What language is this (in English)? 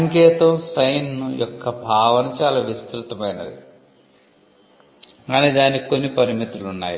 Telugu